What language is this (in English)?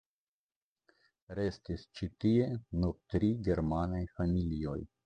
Esperanto